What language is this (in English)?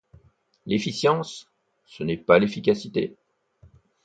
French